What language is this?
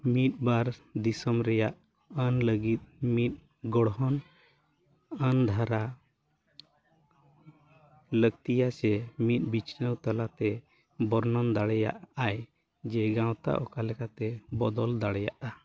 Santali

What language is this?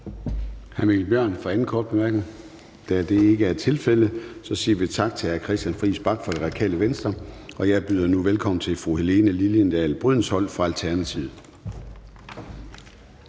Danish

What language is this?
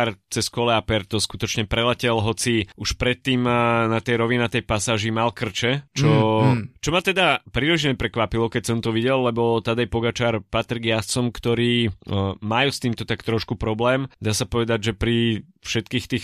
Slovak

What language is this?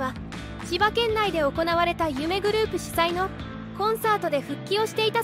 Japanese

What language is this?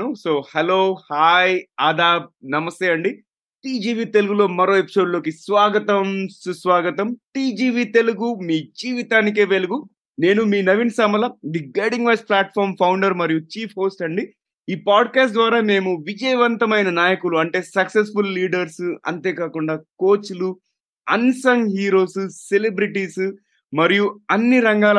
Telugu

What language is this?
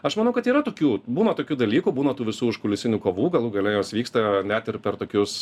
Lithuanian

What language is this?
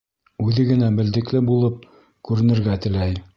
Bashkir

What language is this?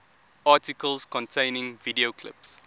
English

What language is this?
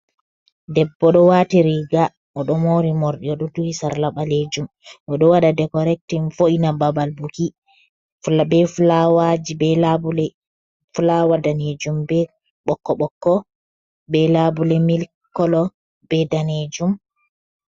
Fula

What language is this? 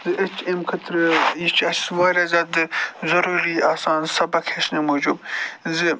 Kashmiri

